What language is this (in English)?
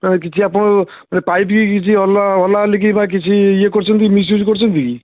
Odia